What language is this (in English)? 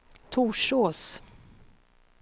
Swedish